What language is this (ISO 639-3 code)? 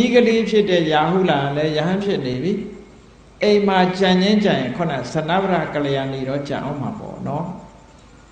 tha